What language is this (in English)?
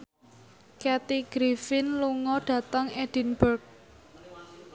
Javanese